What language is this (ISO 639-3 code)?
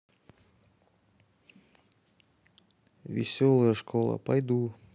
rus